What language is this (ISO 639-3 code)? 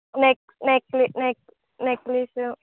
tel